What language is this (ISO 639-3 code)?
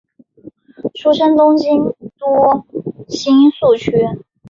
zho